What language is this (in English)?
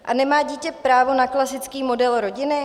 Czech